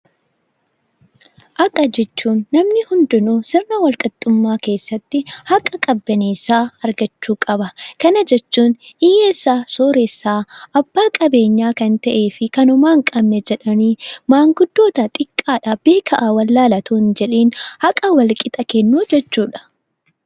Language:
Oromo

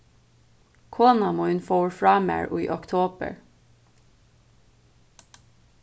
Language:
Faroese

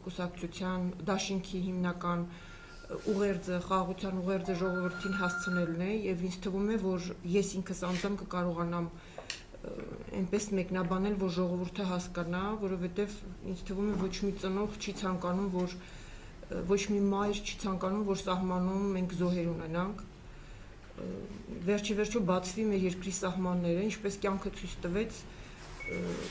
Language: Romanian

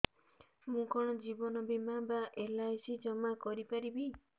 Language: Odia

